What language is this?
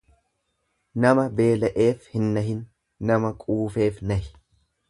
Oromo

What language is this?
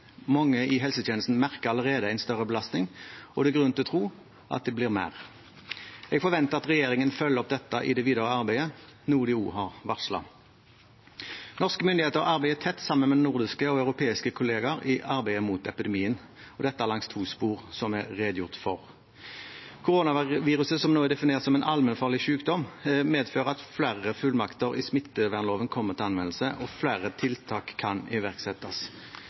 Norwegian Bokmål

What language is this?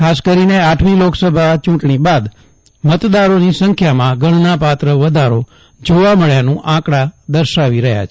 Gujarati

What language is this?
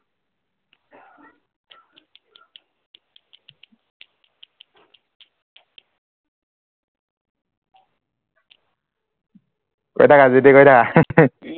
Assamese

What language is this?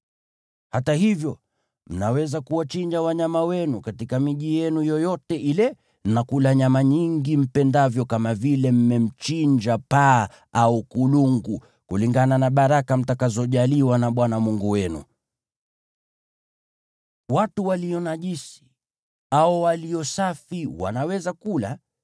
Swahili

